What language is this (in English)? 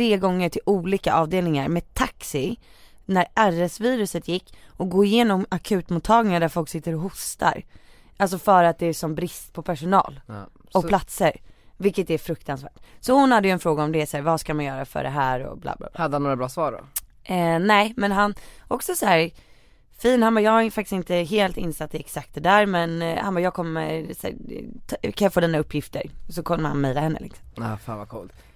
Swedish